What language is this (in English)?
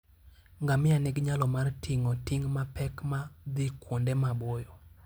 Luo (Kenya and Tanzania)